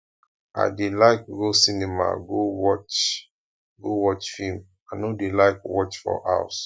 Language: Nigerian Pidgin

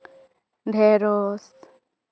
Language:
Santali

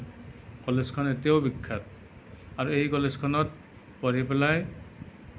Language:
Assamese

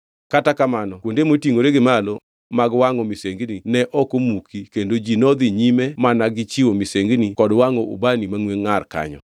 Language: Luo (Kenya and Tanzania)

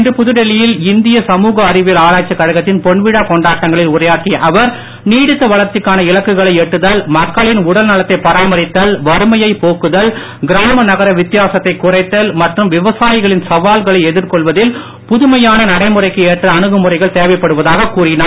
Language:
Tamil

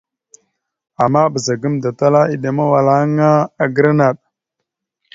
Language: Mada (Cameroon)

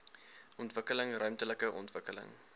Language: Afrikaans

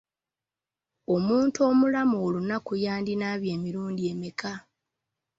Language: Ganda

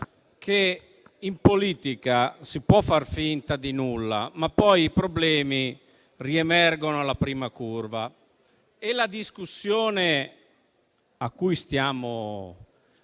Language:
Italian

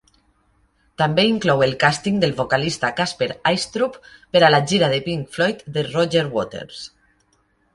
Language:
Catalan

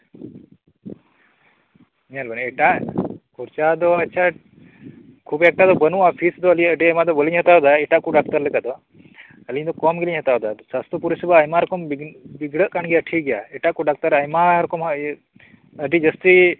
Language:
Santali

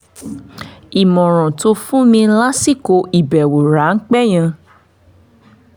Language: Yoruba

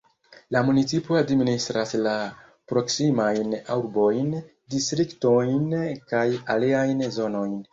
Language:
Esperanto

